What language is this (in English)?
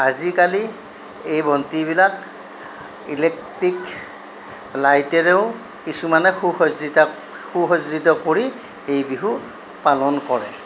Assamese